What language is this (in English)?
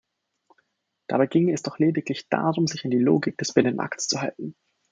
German